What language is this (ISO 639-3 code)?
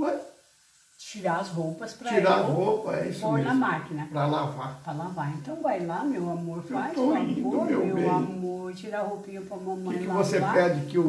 por